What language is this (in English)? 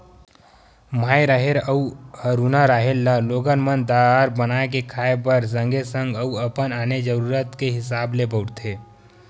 Chhattisgarhi